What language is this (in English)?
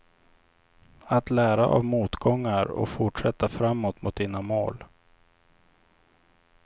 Swedish